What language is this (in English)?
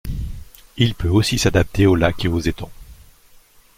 French